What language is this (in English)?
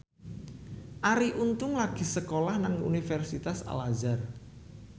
Javanese